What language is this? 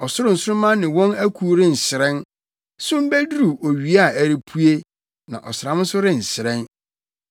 Akan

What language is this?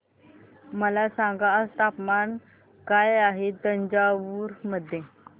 Marathi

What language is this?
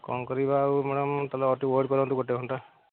Odia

